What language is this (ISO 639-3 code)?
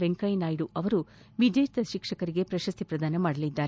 kan